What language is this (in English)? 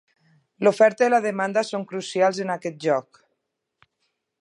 Catalan